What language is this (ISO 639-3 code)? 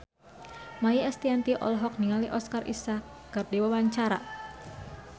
sun